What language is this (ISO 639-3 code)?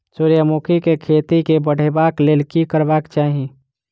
mai